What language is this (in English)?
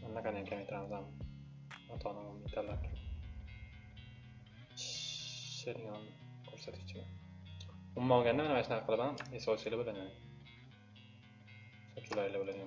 Turkish